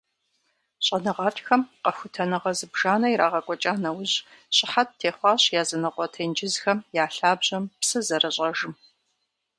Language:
Kabardian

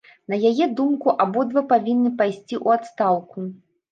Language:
Belarusian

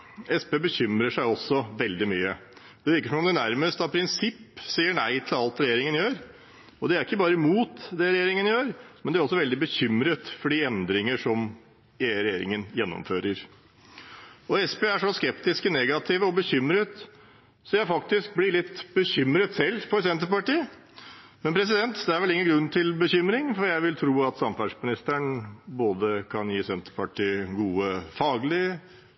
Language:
Norwegian Bokmål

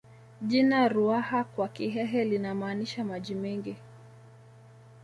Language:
Swahili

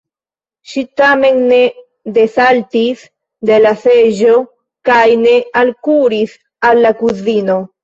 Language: Esperanto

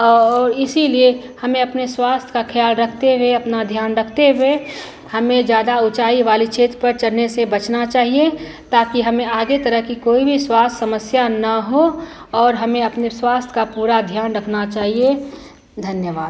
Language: Hindi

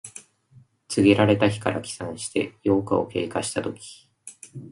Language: Japanese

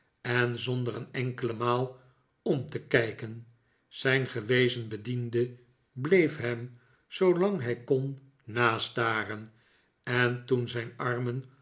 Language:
Dutch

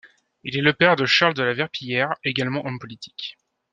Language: French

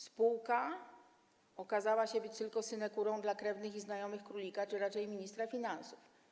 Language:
Polish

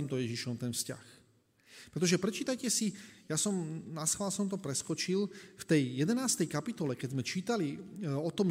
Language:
Slovak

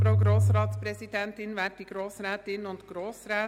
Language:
Swiss German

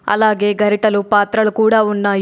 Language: Telugu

